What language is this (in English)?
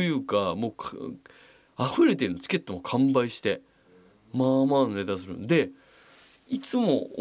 Japanese